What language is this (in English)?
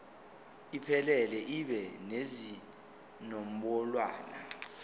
Zulu